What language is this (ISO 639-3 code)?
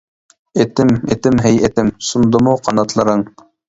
uig